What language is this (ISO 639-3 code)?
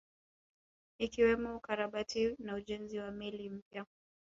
swa